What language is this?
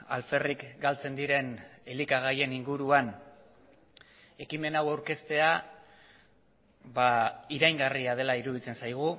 Basque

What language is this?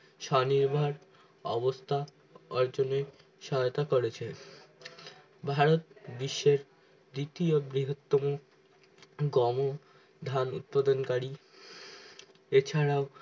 Bangla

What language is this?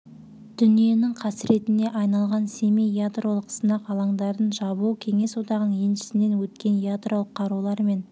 Kazakh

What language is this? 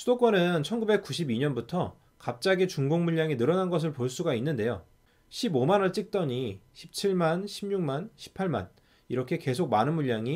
Korean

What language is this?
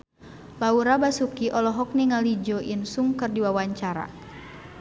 Sundanese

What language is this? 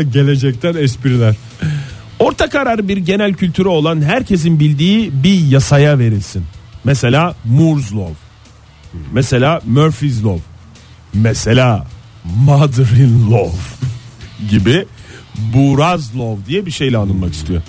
Turkish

